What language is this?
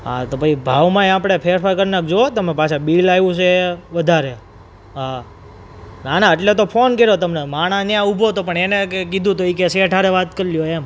Gujarati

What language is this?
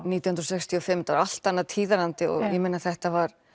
Icelandic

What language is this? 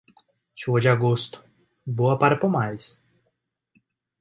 Portuguese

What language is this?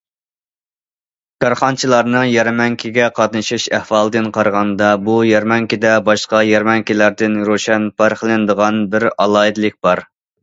Uyghur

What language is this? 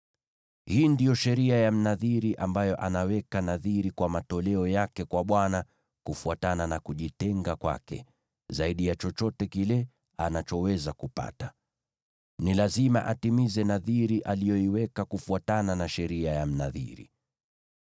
Swahili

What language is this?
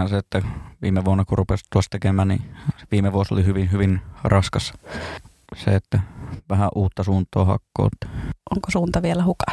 Finnish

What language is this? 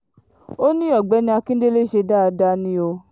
Yoruba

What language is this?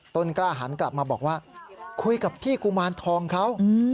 Thai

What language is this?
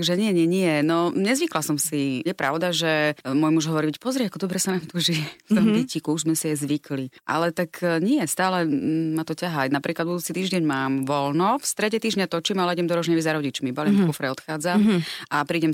Slovak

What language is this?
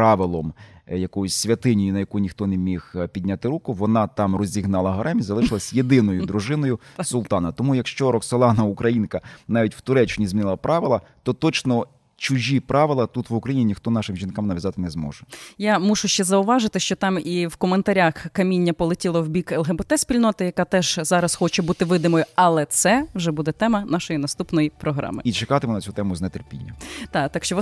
Ukrainian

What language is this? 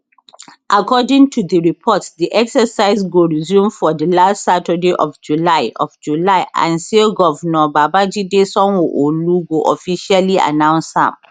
Nigerian Pidgin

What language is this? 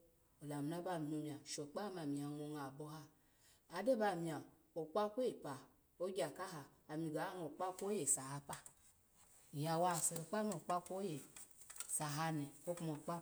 Alago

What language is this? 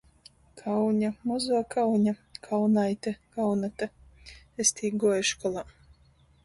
Latgalian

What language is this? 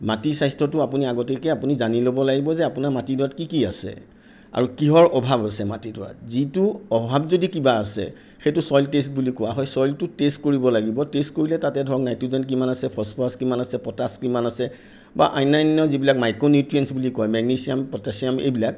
Assamese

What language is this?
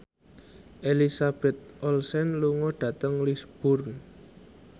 Javanese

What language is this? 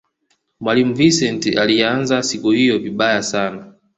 Swahili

